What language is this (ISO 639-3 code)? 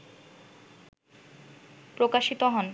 ben